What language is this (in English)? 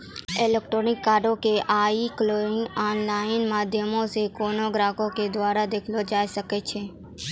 Maithili